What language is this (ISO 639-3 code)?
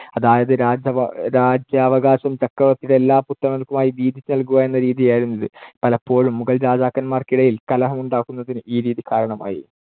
mal